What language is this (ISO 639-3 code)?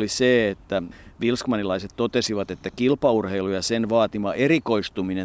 fin